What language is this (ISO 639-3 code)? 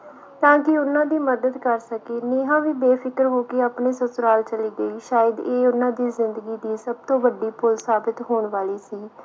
pan